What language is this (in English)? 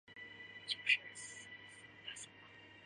Chinese